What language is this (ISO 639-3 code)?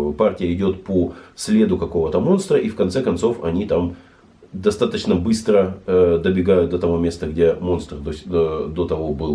rus